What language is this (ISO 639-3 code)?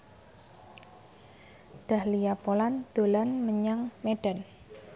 jav